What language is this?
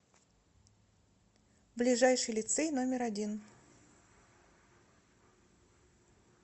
Russian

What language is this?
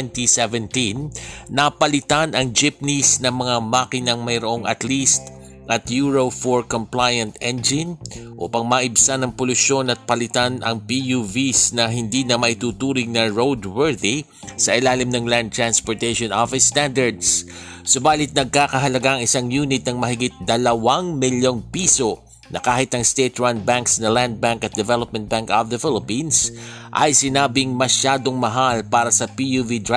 Filipino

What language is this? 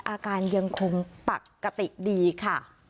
Thai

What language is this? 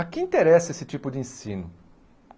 Portuguese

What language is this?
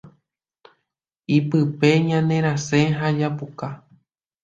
Guarani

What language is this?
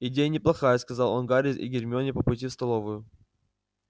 Russian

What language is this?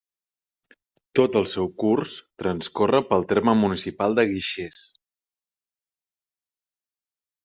Catalan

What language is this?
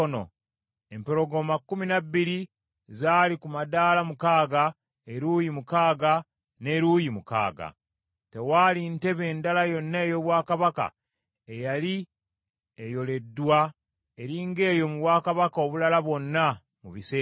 Ganda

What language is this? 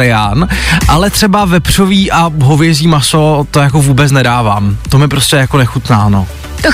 Czech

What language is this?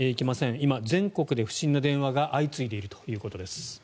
Japanese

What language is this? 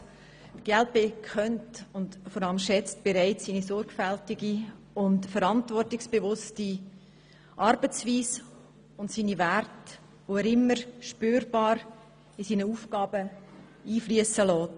Swiss German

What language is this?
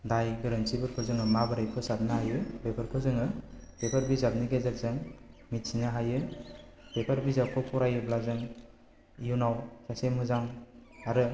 Bodo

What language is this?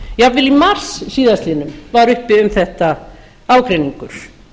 Icelandic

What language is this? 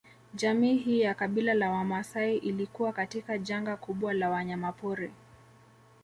Swahili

